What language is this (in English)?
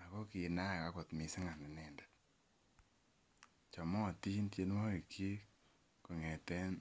Kalenjin